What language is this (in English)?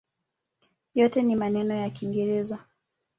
Swahili